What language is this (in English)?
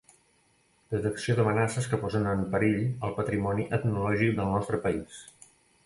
Catalan